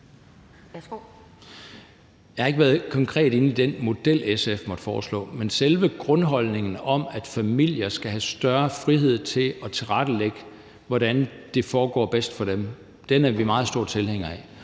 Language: Danish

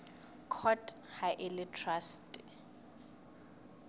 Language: Southern Sotho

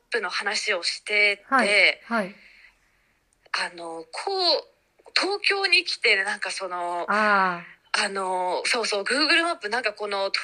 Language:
Japanese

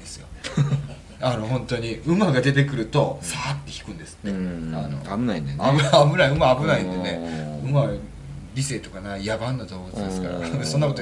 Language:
Japanese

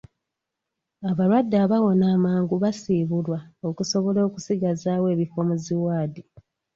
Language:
Ganda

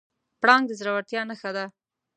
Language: Pashto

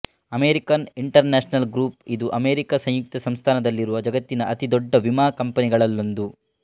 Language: Kannada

